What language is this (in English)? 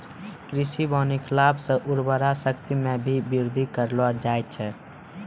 Maithili